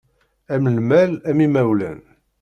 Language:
Kabyle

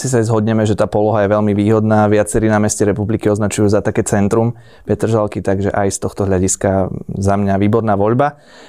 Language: Slovak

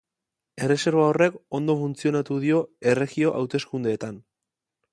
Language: Basque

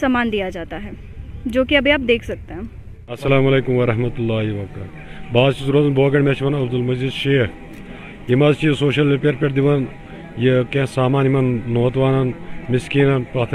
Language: Urdu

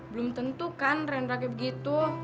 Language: Indonesian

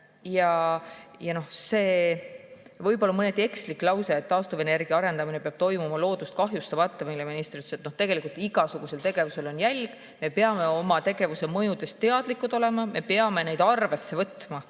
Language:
Estonian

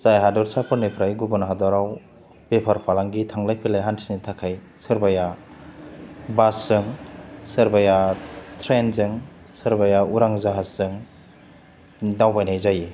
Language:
Bodo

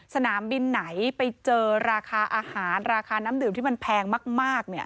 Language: Thai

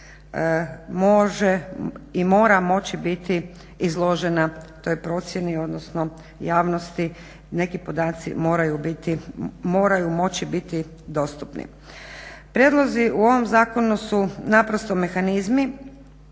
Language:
Croatian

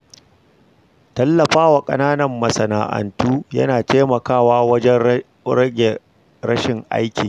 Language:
Hausa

